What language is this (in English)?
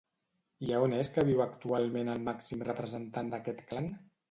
Catalan